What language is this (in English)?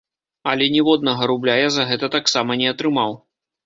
Belarusian